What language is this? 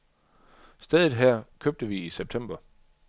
Danish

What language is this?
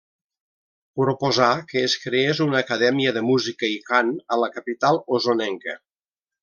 Catalan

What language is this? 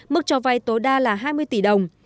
Vietnamese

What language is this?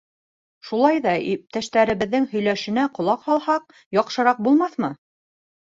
Bashkir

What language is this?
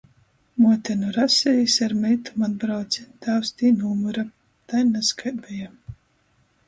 Latgalian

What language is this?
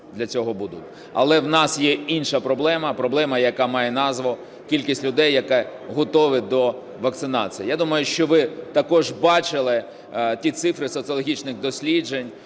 Ukrainian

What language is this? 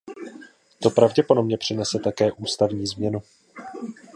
Czech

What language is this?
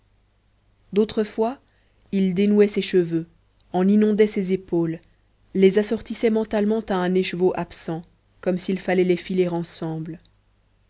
French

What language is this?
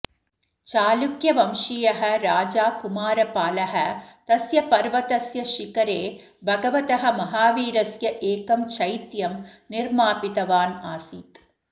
Sanskrit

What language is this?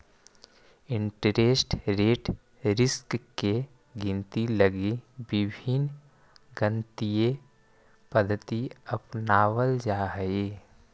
Magahi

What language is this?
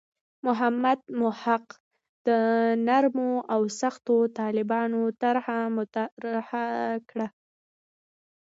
Pashto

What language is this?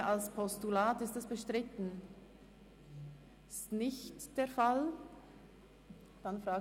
Swiss German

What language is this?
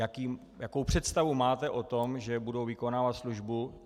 Czech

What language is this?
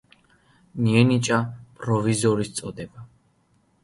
Georgian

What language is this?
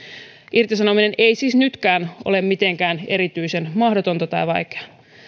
Finnish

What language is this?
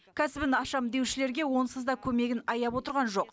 Kazakh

